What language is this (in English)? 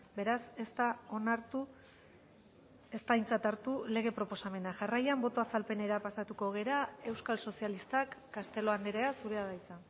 Basque